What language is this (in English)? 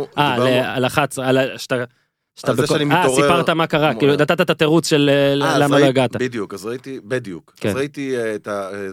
Hebrew